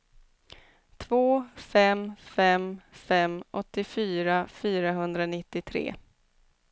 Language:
Swedish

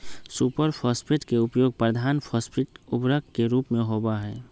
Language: Magahi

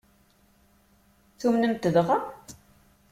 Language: Kabyle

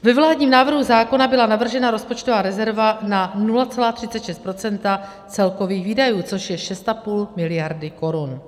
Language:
Czech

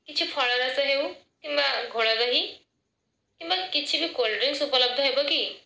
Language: Odia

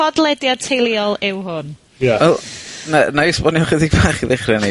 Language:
Welsh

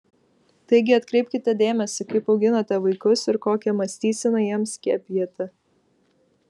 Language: Lithuanian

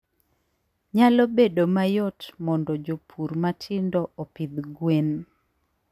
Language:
Luo (Kenya and Tanzania)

